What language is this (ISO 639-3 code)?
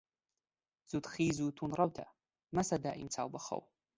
ckb